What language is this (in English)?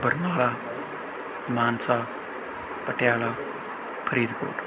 Punjabi